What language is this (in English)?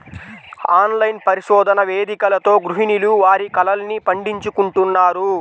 Telugu